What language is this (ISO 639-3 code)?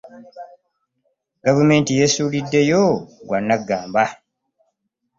lug